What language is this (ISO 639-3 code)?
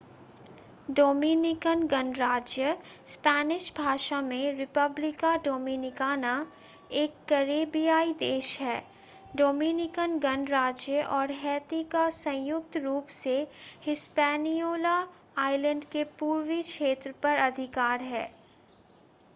hin